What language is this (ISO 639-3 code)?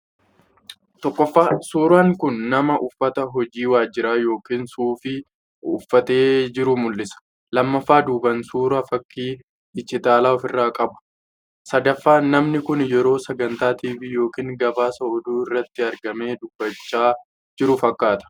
orm